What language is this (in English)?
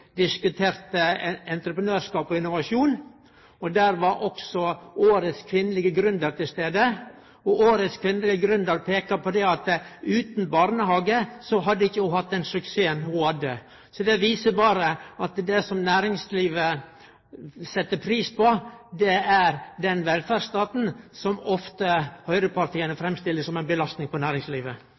Norwegian Nynorsk